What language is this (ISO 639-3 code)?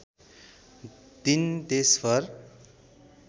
nep